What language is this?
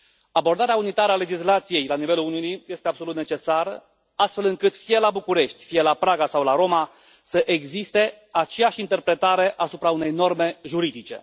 Romanian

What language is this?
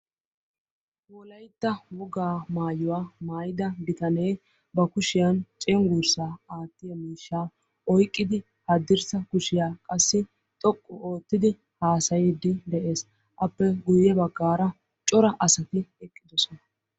Wolaytta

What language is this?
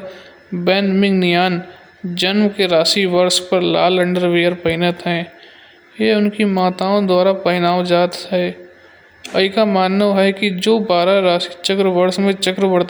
Kanauji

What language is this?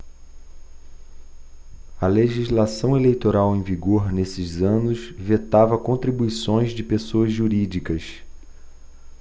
Portuguese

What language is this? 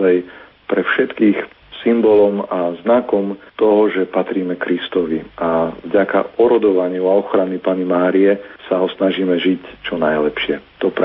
Slovak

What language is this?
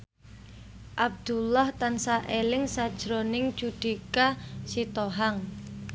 Javanese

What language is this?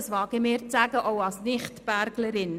Swiss German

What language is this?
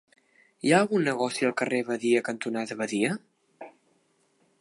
Catalan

